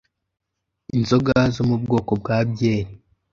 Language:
Kinyarwanda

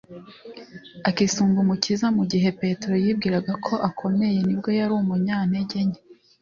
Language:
Kinyarwanda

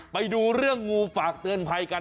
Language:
Thai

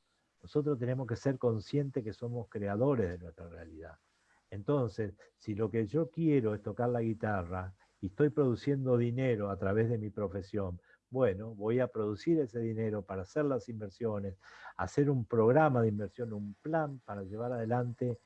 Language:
Spanish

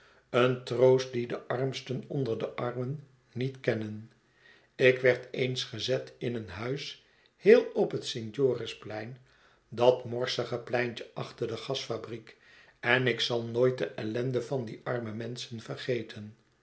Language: Dutch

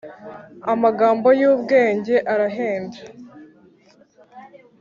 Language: Kinyarwanda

